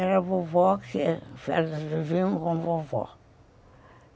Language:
Portuguese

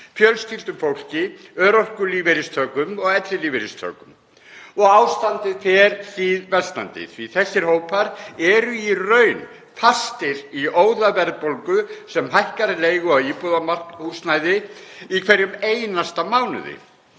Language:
Icelandic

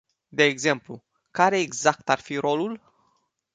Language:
Romanian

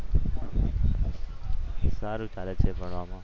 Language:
Gujarati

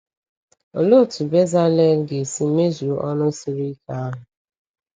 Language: Igbo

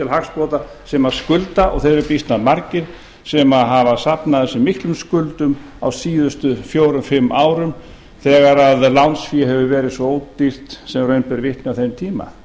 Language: Icelandic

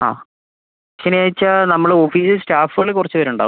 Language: Malayalam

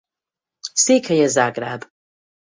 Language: Hungarian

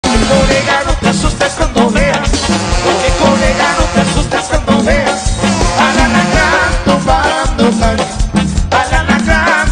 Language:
Thai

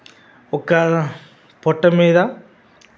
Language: Telugu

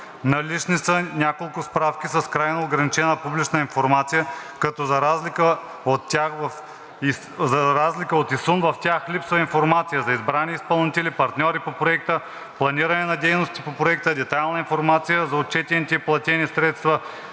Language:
Bulgarian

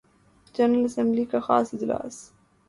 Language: Urdu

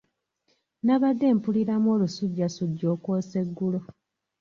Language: Ganda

